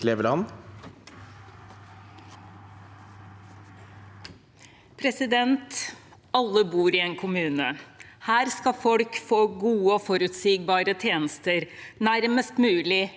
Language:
Norwegian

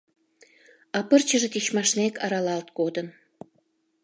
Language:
Mari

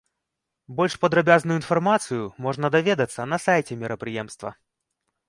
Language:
Belarusian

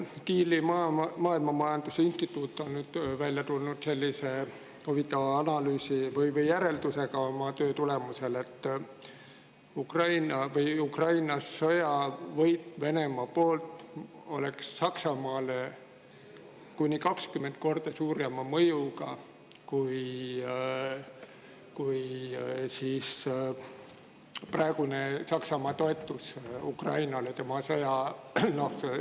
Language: Estonian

